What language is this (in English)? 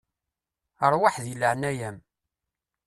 Kabyle